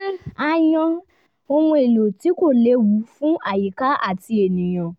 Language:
Yoruba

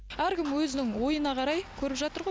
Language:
Kazakh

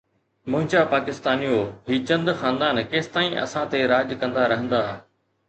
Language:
Sindhi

